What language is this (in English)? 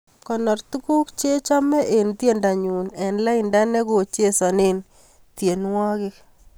Kalenjin